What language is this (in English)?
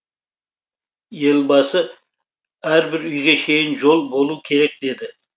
Kazakh